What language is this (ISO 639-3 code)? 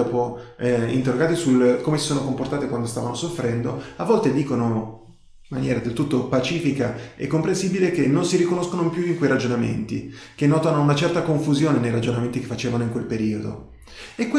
ita